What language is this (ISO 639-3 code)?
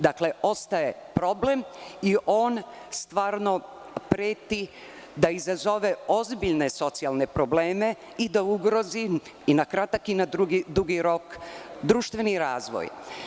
srp